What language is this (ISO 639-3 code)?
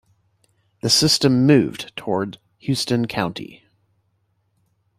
eng